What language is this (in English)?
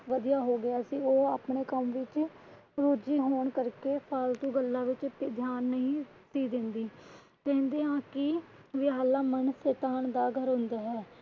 Punjabi